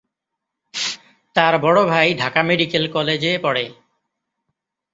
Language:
Bangla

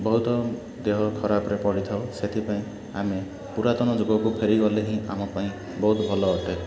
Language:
Odia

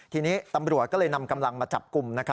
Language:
Thai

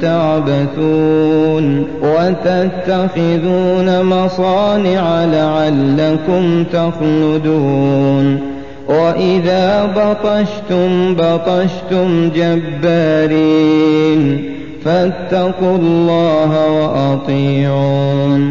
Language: Arabic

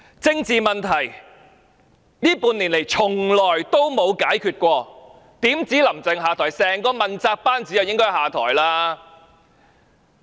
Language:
Cantonese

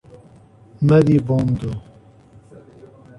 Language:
Portuguese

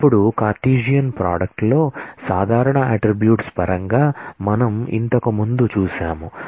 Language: Telugu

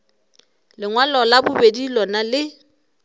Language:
Northern Sotho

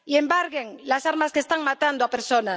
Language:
Spanish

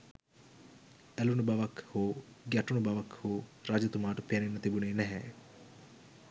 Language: Sinhala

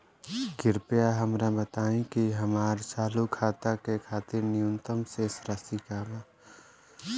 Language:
Bhojpuri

